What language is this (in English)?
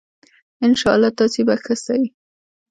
Pashto